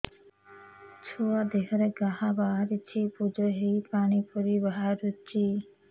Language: Odia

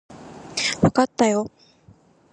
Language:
Japanese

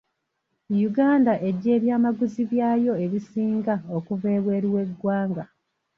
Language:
Ganda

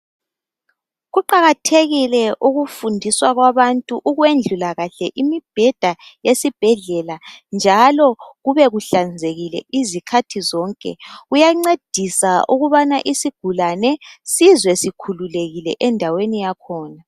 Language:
North Ndebele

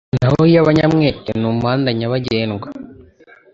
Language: Kinyarwanda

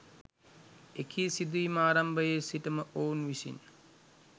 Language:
Sinhala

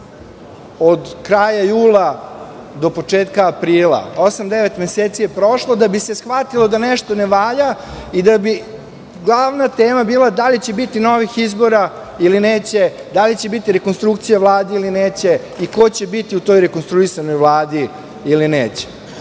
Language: Serbian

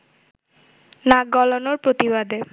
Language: Bangla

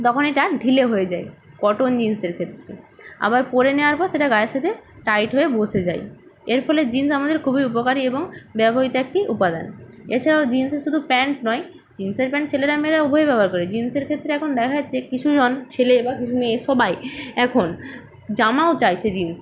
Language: Bangla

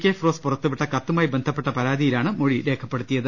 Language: Malayalam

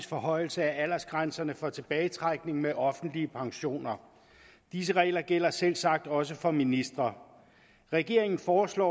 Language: Danish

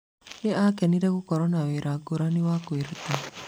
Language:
Kikuyu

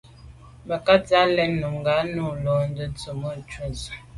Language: Medumba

